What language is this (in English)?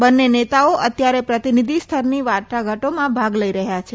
Gujarati